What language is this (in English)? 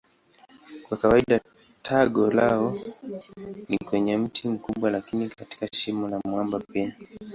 Swahili